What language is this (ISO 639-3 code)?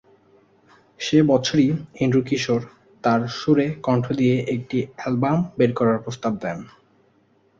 ben